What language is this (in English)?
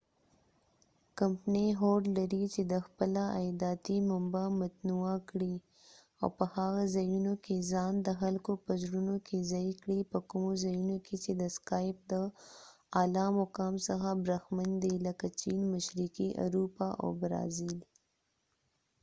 Pashto